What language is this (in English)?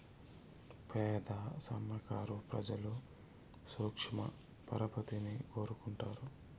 Telugu